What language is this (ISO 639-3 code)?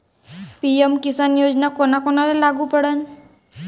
mar